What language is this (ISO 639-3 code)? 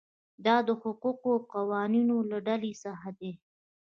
pus